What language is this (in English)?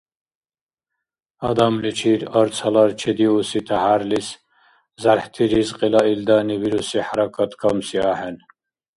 Dargwa